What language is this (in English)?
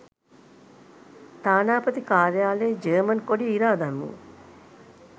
Sinhala